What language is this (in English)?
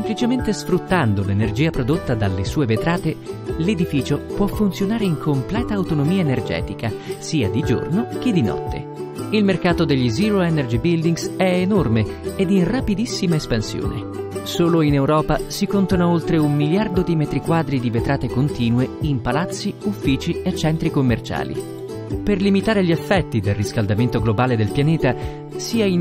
Italian